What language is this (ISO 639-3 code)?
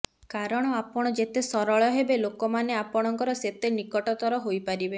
ori